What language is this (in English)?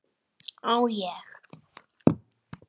Icelandic